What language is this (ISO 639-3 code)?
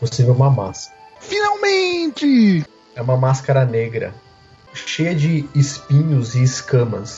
por